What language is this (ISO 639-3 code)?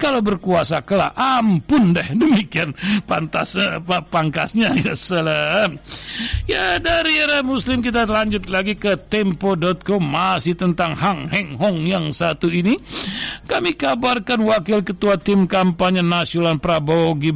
ind